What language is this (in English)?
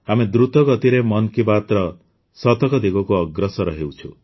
Odia